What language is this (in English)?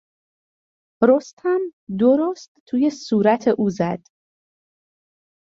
Persian